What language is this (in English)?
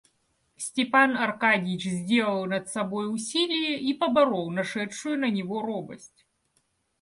Russian